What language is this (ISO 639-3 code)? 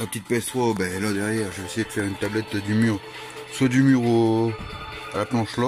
fra